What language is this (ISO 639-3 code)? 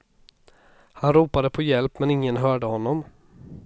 swe